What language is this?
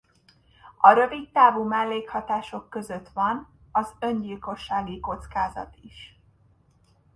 Hungarian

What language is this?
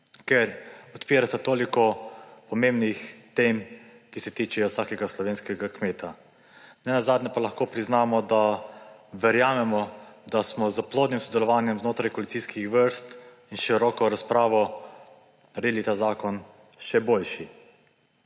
Slovenian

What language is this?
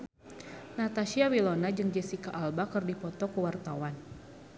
Sundanese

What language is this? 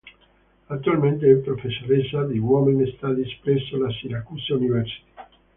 Italian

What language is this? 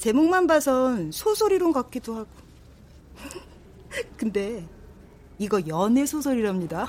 Korean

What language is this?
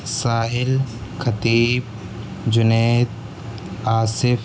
Urdu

